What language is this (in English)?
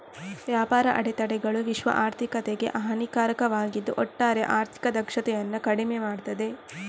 Kannada